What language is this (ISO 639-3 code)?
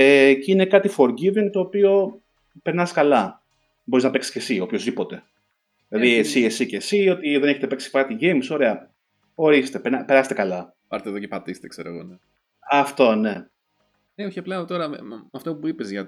ell